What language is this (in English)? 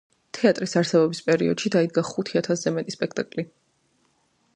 Georgian